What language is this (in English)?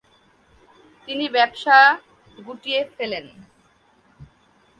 Bangla